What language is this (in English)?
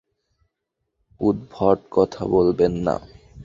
Bangla